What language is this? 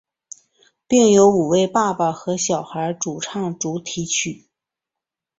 Chinese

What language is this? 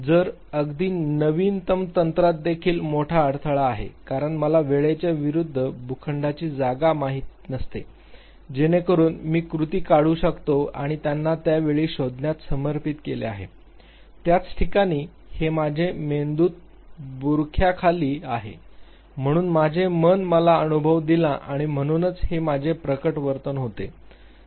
Marathi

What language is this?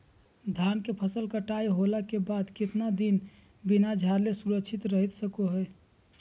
Magahi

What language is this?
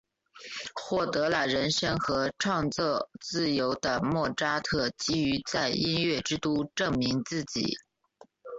Chinese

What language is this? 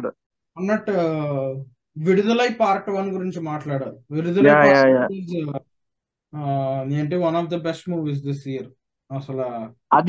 Telugu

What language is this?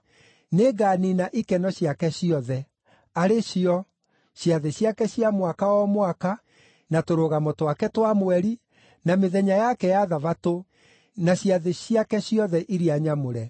Kikuyu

